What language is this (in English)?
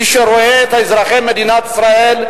Hebrew